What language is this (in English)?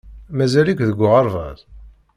Kabyle